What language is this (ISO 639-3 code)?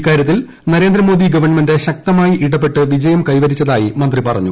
mal